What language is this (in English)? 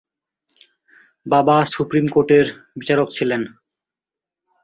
Bangla